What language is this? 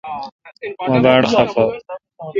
Kalkoti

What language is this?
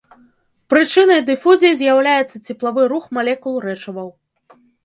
Belarusian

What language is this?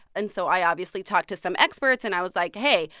English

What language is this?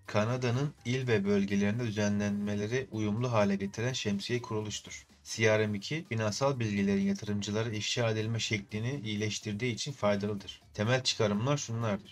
Turkish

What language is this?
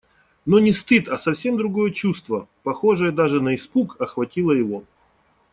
Russian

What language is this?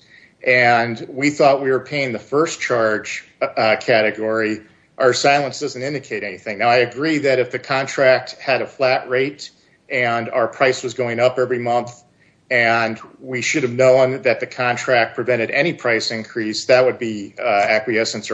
English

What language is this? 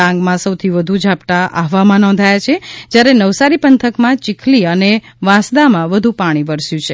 Gujarati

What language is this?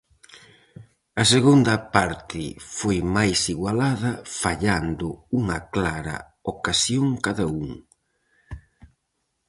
Galician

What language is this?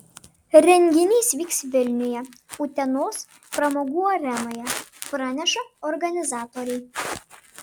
Lithuanian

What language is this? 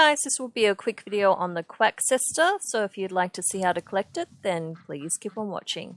English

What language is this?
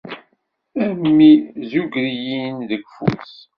Kabyle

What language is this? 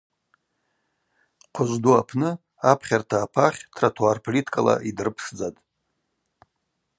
Abaza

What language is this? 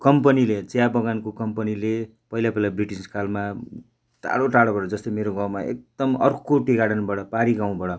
Nepali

